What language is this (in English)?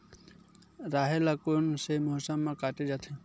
Chhattisgarhi